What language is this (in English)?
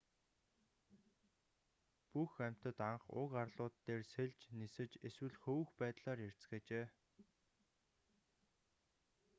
Mongolian